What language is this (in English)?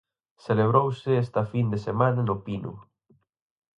Galician